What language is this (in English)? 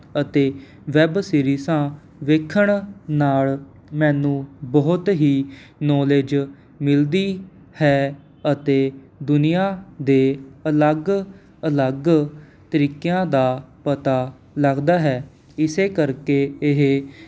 Punjabi